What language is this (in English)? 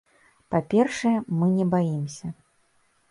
Belarusian